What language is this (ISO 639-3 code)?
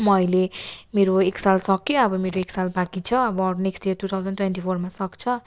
nep